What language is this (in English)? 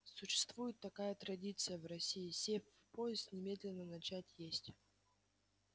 Russian